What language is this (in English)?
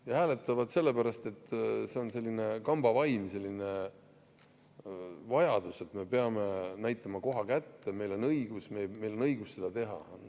Estonian